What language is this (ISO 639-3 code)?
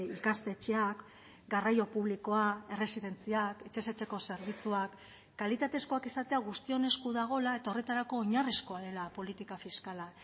eus